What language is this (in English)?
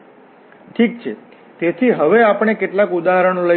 Gujarati